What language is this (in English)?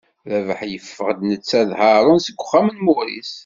Kabyle